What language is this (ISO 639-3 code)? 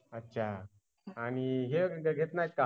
mar